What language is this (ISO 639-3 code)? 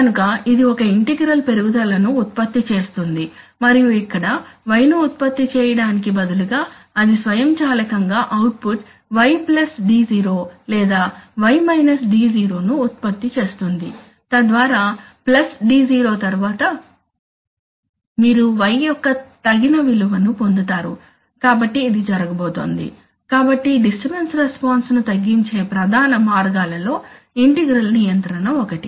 tel